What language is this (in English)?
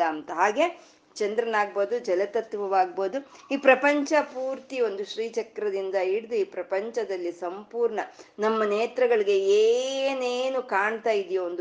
Kannada